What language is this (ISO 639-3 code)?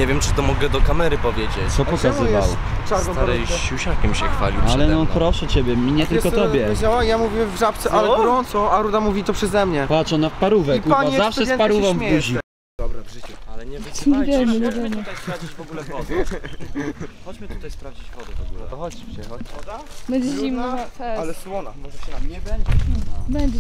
pol